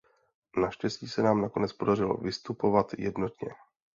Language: Czech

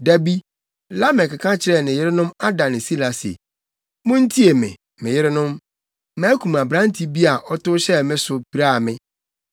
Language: Akan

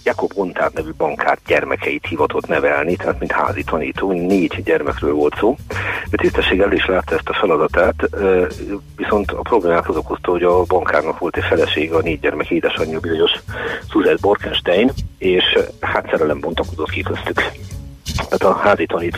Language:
Hungarian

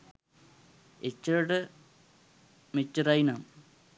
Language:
Sinhala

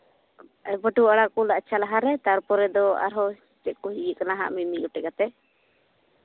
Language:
Santali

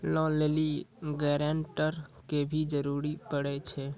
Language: Maithili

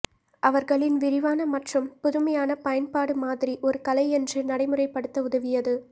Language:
Tamil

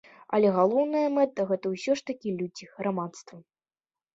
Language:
Belarusian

